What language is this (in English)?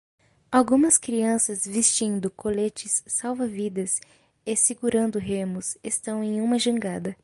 Portuguese